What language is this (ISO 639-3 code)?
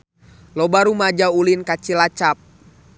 sun